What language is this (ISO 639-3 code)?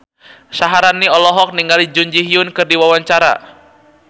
sun